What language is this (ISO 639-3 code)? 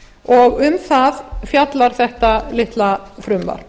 isl